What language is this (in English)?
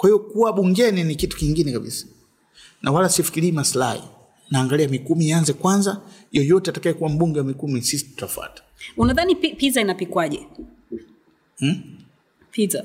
Swahili